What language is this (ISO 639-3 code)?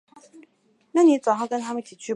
zho